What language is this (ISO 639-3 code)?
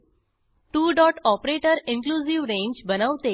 mar